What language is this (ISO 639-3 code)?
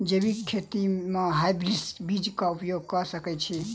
mai